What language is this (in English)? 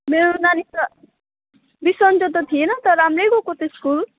Nepali